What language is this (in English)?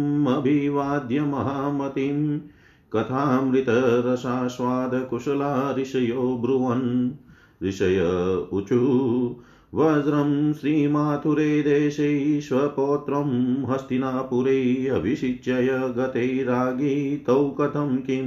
Hindi